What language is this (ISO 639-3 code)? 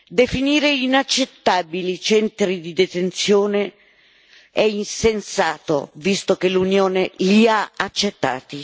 ita